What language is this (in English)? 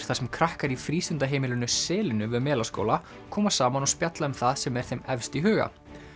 Icelandic